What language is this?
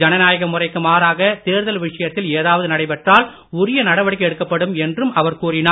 Tamil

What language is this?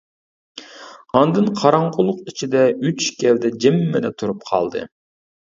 Uyghur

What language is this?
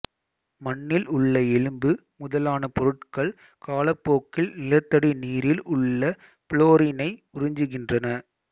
Tamil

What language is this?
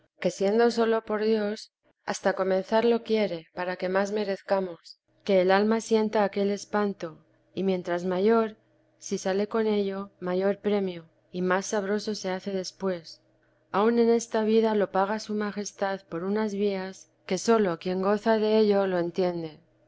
Spanish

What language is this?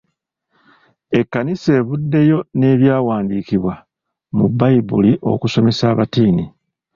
Ganda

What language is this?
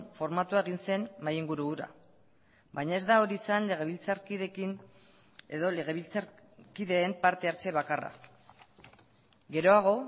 Basque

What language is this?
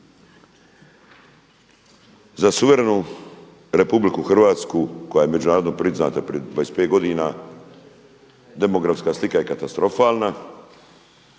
Croatian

